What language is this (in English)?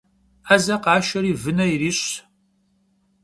Kabardian